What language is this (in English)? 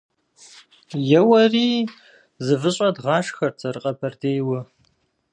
Kabardian